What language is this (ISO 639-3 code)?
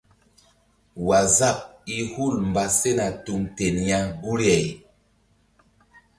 mdd